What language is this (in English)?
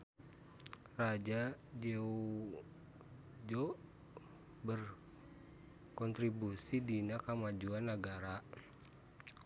Sundanese